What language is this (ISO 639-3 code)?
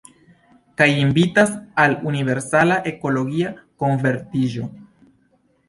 epo